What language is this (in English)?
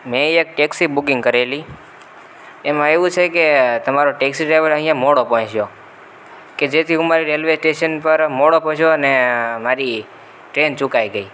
Gujarati